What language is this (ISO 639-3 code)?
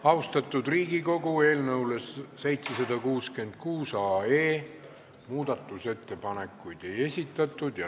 est